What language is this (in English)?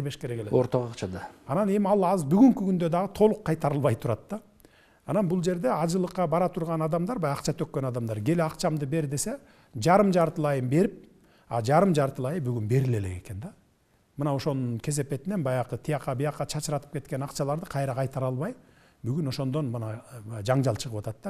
Turkish